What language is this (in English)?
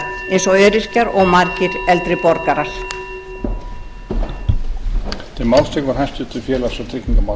Icelandic